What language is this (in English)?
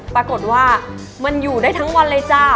Thai